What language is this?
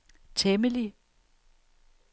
Danish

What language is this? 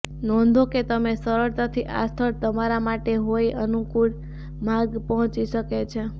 Gujarati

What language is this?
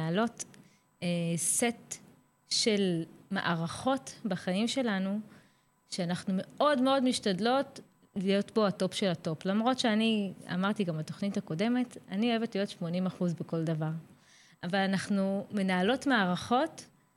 Hebrew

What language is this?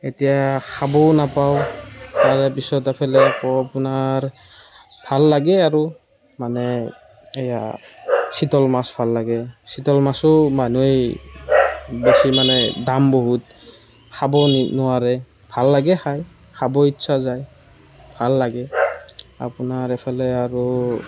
Assamese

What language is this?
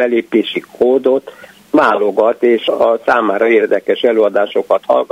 Hungarian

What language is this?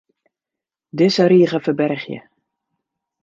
Western Frisian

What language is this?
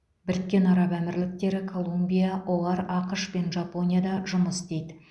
Kazakh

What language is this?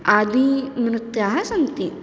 Sanskrit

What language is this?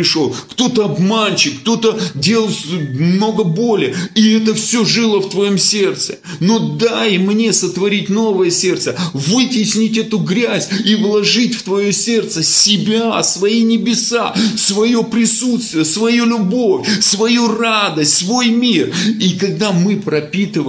Russian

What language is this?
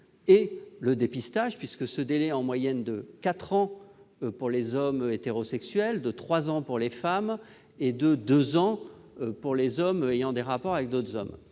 French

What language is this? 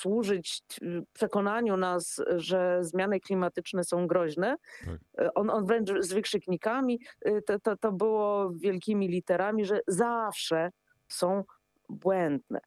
Polish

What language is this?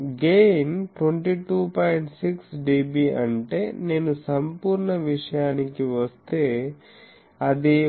Telugu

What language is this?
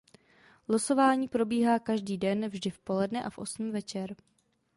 Czech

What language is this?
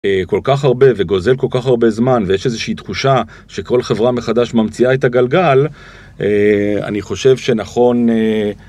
Hebrew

